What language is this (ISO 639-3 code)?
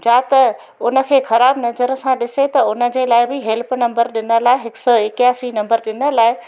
snd